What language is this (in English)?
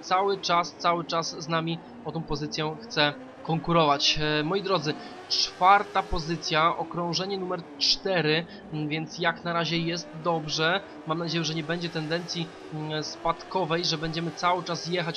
Polish